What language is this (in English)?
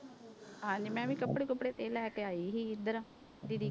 Punjabi